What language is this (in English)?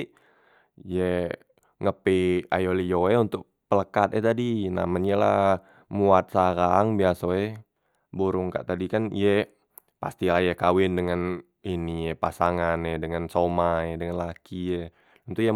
Musi